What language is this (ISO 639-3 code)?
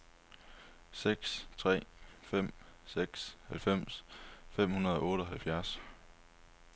dan